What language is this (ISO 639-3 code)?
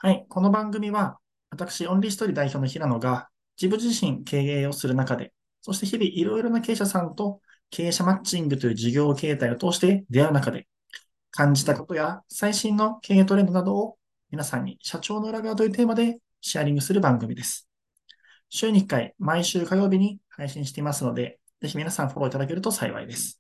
jpn